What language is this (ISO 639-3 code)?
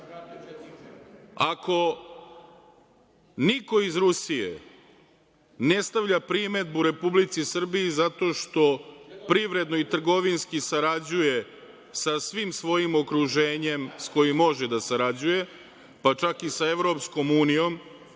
srp